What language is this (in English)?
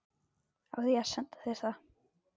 Icelandic